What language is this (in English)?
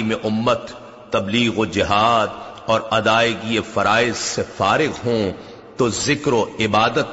Urdu